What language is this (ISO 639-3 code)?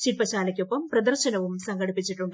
mal